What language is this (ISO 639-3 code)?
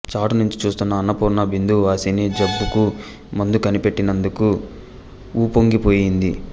tel